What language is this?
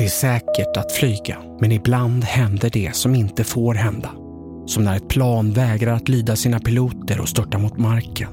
Swedish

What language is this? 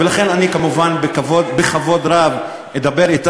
Hebrew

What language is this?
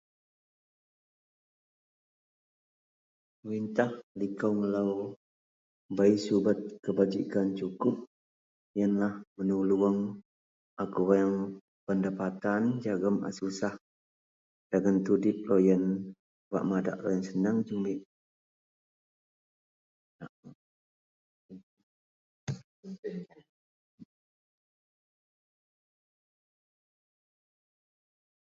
Central Melanau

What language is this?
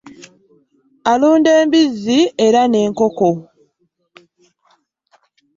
Ganda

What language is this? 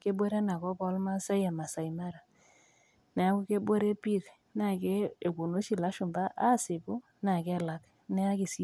Masai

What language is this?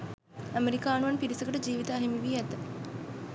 Sinhala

